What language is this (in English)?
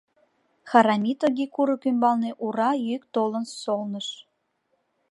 Mari